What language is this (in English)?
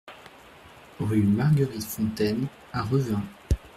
French